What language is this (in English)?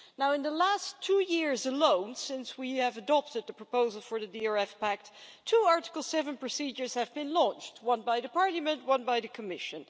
English